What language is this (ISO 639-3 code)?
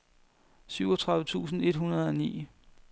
dan